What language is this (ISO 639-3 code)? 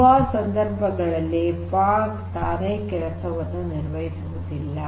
kan